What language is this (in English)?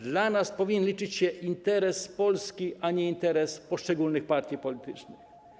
Polish